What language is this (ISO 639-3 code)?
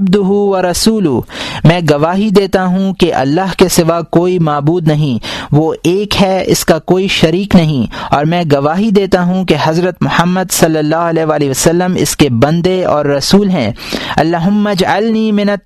urd